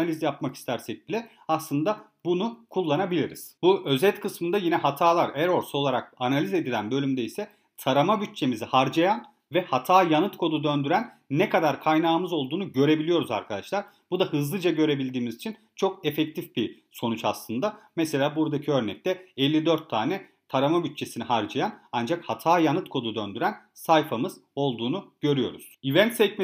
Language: Turkish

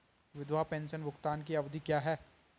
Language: Hindi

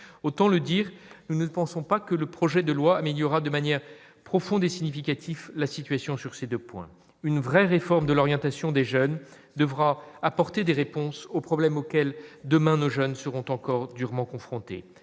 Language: French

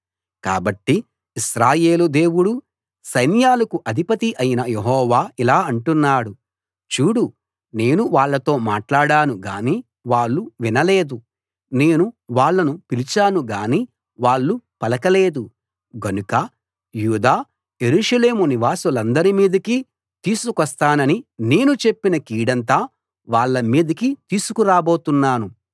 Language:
Telugu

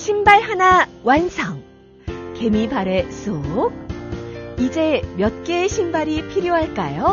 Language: Korean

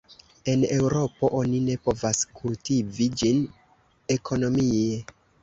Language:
Esperanto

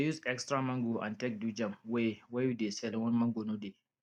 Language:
Nigerian Pidgin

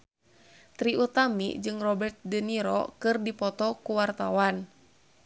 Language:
Sundanese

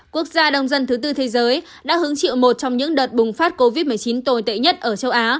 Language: Vietnamese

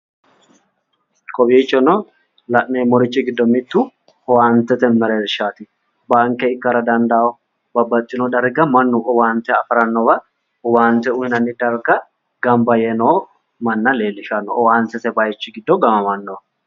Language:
Sidamo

